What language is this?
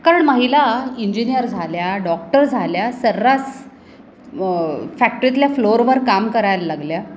Marathi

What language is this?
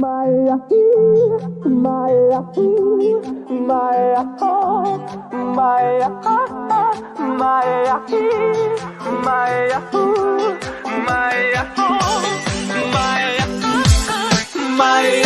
Korean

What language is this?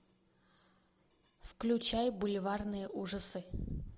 Russian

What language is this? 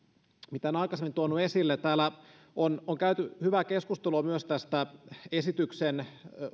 Finnish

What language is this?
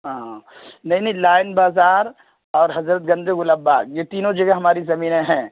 Urdu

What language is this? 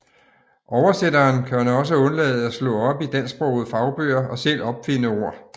Danish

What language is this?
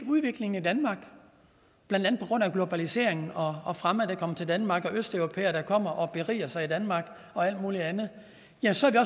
Danish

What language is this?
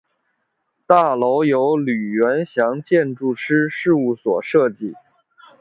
Chinese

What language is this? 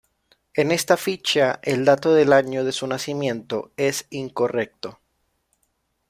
Spanish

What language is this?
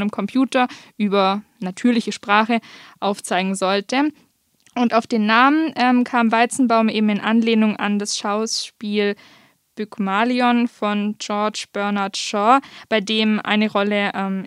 German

